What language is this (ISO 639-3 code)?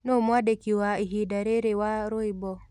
kik